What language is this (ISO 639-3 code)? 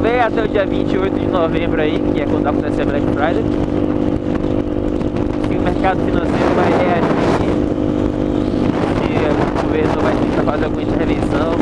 por